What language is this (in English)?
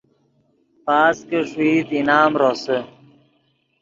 Yidgha